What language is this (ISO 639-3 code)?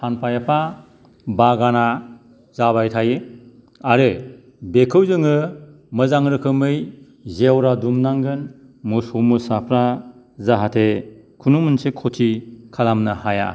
brx